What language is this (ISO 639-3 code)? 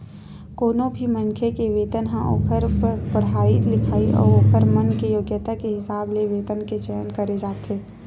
hne